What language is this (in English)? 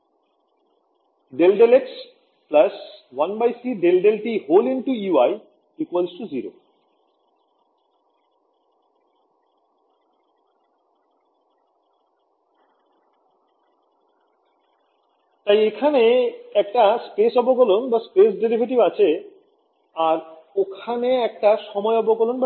Bangla